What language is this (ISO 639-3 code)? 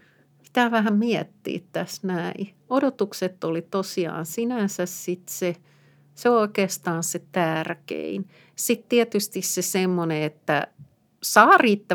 fin